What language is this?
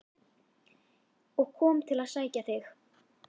Icelandic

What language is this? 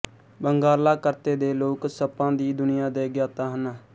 Punjabi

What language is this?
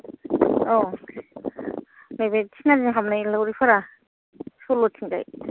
Bodo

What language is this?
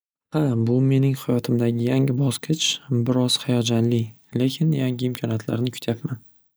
Uzbek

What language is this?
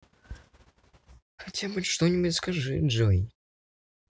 Russian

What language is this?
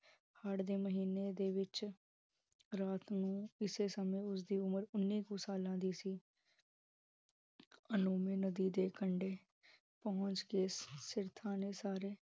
Punjabi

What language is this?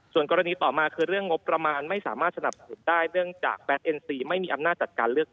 Thai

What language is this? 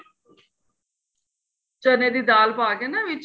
Punjabi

